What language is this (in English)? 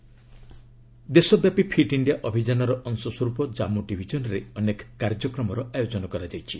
Odia